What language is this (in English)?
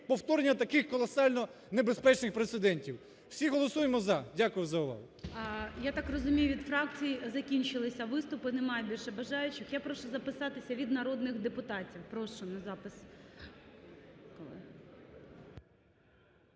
Ukrainian